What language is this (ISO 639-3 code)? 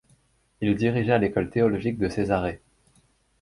fra